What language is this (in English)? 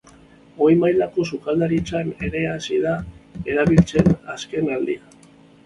Basque